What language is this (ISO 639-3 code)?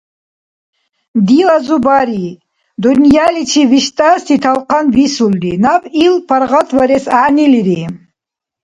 dar